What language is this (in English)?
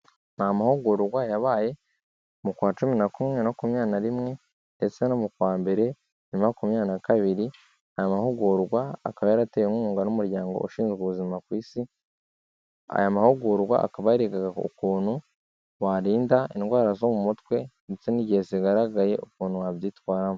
Kinyarwanda